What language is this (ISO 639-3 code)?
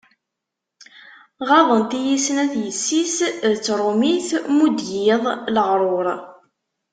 kab